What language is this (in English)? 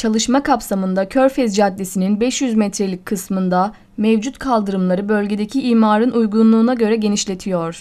Turkish